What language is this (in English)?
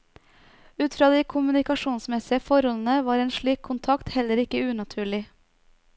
Norwegian